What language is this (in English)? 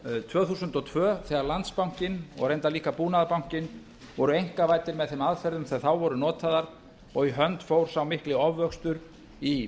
Icelandic